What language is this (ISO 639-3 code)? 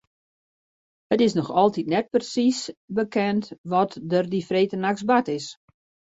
fry